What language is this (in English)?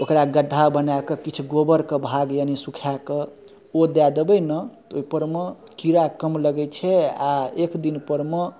Maithili